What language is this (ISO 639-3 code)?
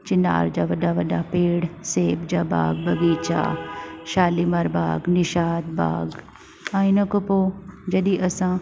snd